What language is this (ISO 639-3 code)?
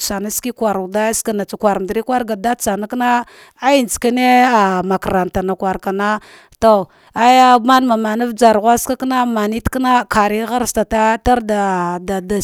dgh